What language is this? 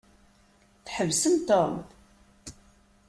Kabyle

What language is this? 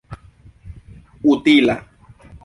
Esperanto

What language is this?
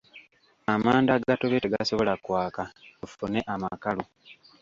Ganda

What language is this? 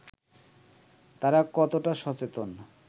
Bangla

